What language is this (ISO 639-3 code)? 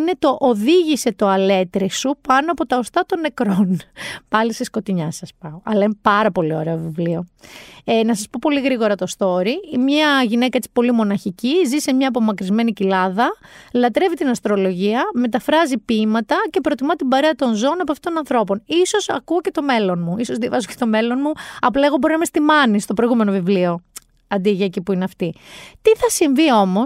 ell